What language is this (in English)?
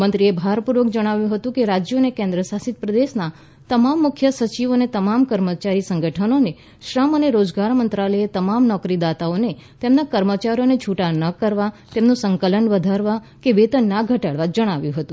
Gujarati